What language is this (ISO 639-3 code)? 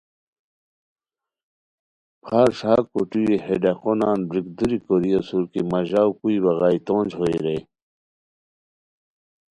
khw